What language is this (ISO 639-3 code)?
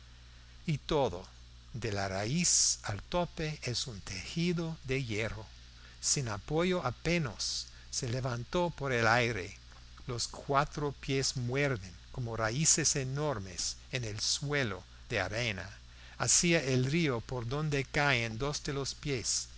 spa